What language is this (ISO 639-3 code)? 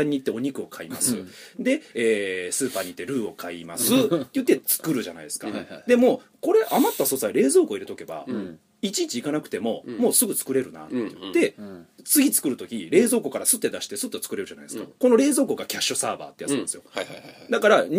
jpn